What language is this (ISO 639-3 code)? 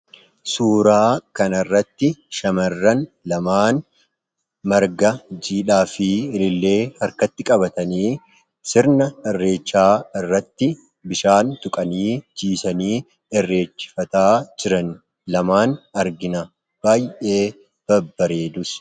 orm